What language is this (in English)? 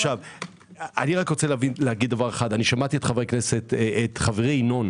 Hebrew